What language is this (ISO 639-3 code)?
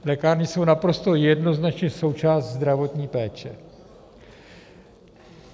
ces